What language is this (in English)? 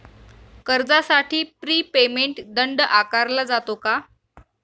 Marathi